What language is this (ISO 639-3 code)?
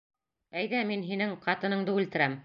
bak